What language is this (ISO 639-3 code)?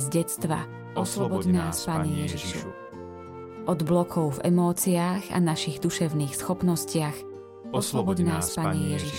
slk